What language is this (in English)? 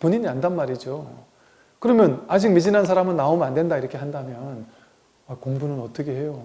Korean